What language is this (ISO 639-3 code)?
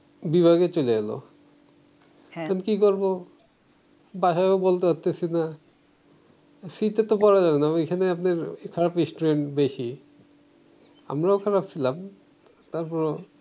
ben